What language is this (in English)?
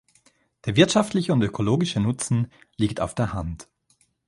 German